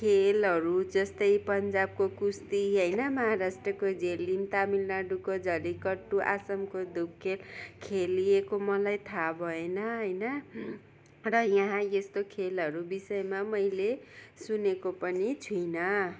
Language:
Nepali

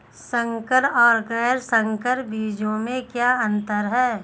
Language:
Hindi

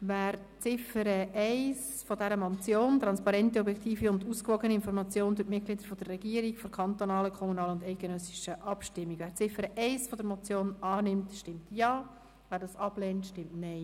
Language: Swiss German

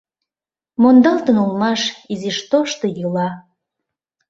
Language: Mari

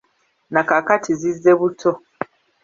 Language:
Ganda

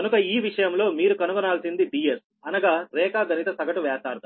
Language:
Telugu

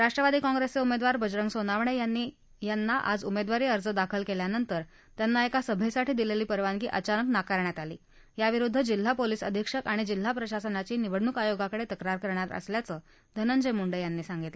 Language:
Marathi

